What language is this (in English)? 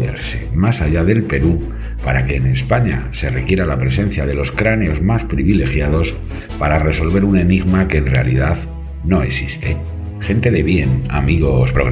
Spanish